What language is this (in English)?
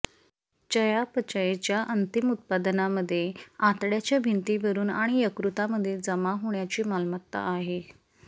Marathi